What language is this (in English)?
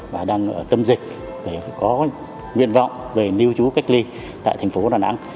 Vietnamese